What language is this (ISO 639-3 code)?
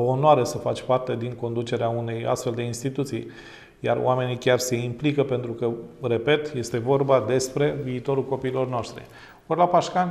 ron